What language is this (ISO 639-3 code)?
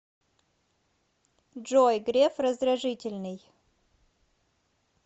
rus